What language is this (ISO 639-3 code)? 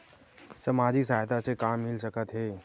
hne